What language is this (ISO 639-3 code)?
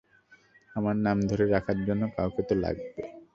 ben